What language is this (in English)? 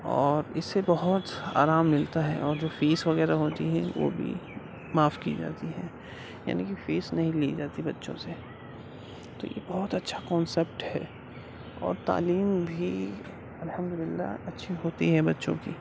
Urdu